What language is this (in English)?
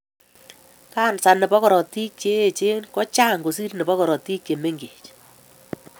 Kalenjin